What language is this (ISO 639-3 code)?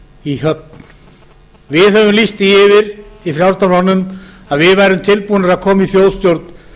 isl